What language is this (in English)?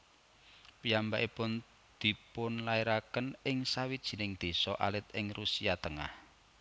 Javanese